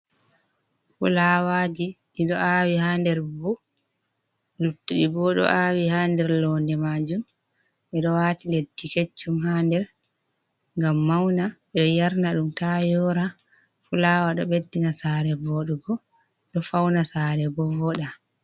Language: Fula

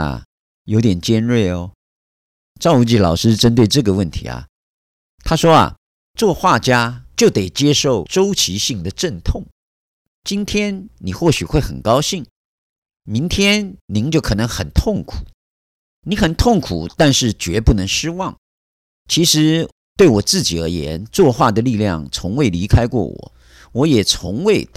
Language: Chinese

